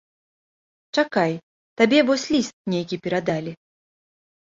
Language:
Belarusian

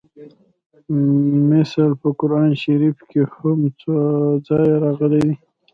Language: Pashto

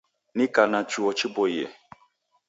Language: Taita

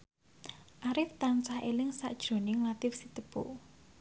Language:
Javanese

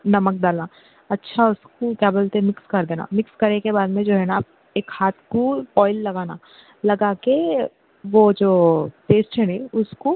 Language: Urdu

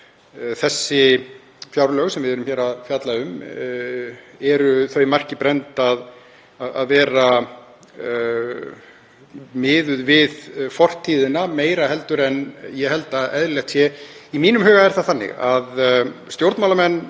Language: Icelandic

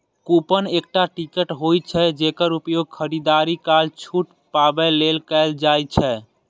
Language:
Maithili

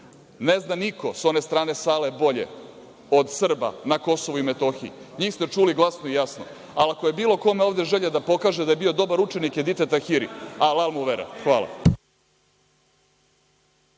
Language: Serbian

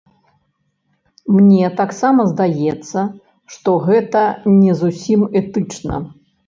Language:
Belarusian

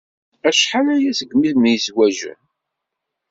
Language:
Kabyle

